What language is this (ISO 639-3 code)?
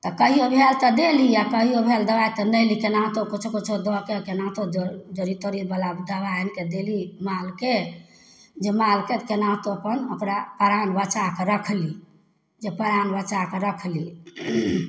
mai